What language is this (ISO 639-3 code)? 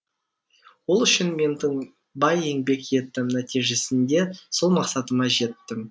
kaz